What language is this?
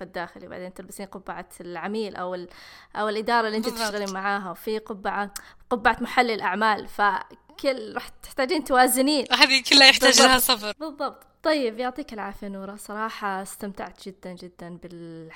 Arabic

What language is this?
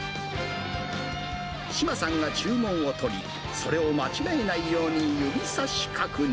Japanese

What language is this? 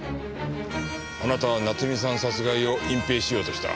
Japanese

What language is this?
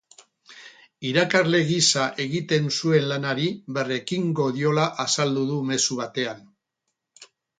Basque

